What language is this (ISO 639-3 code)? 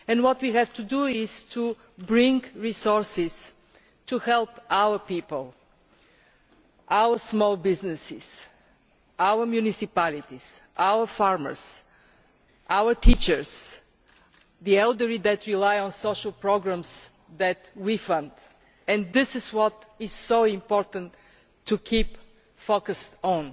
eng